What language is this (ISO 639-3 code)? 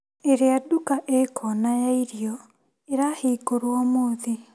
kik